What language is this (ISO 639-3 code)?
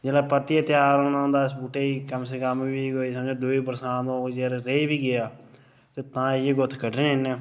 doi